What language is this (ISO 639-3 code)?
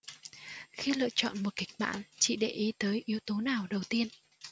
vie